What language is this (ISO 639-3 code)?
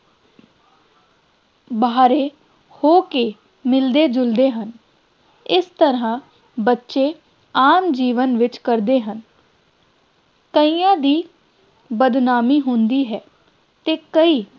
pan